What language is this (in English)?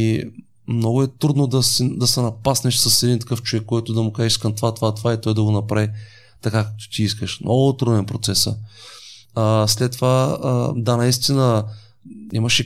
Bulgarian